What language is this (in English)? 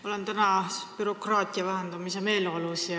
Estonian